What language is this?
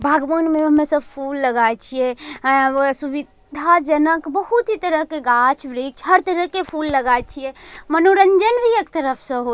Angika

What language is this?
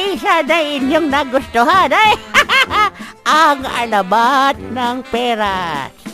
Filipino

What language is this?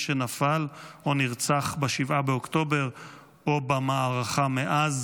Hebrew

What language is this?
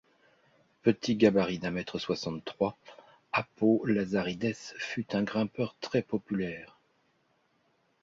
French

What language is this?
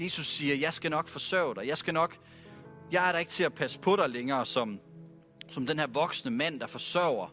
Danish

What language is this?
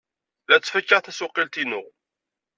Kabyle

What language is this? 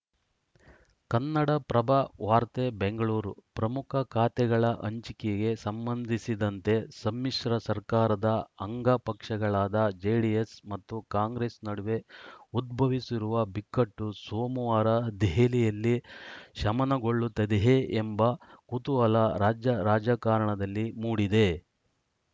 Kannada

